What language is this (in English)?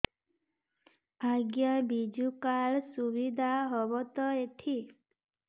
Odia